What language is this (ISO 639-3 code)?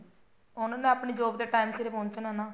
pan